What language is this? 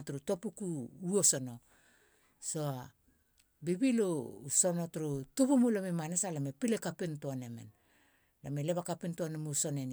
Halia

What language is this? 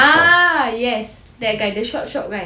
English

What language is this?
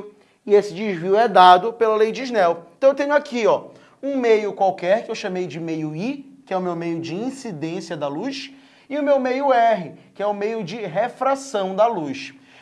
Portuguese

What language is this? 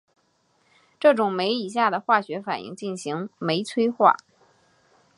Chinese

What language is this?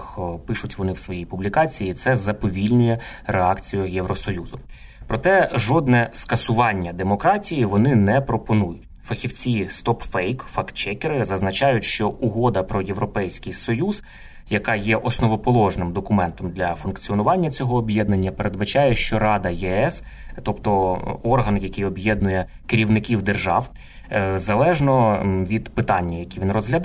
Ukrainian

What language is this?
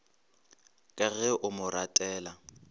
Northern Sotho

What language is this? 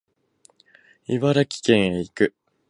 Japanese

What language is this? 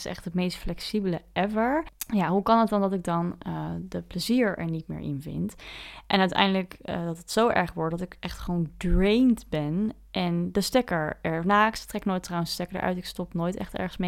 Dutch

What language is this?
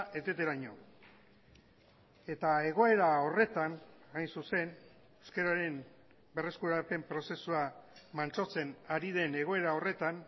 Basque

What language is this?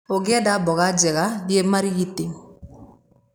Kikuyu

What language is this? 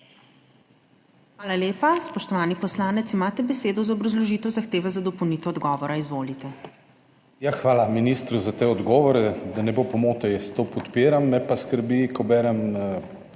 Slovenian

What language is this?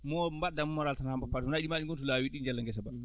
Fula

